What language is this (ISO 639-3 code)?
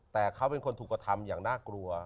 tha